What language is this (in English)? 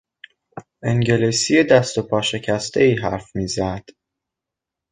Persian